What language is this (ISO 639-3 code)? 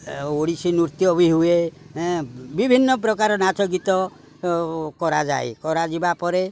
ori